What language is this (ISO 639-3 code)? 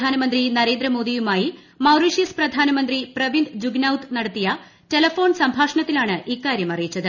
mal